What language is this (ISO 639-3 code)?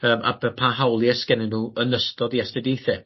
cym